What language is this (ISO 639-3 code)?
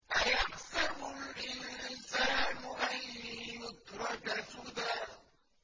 ara